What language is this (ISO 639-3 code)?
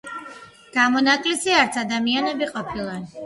kat